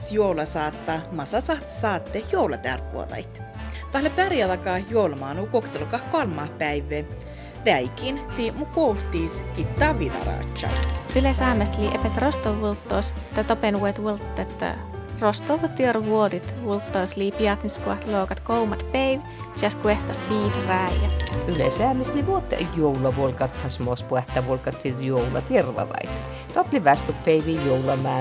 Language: Finnish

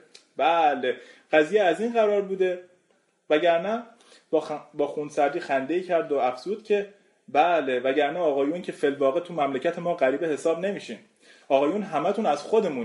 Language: Persian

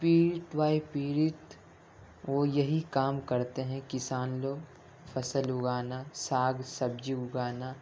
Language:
Urdu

